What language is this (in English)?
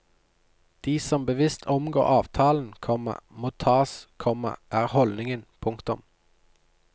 Norwegian